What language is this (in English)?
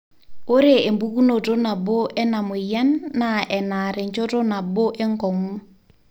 Masai